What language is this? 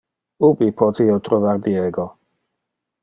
Interlingua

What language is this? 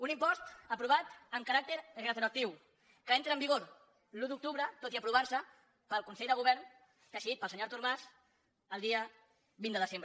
Catalan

